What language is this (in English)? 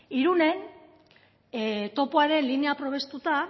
Basque